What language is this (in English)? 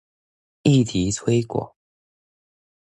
Chinese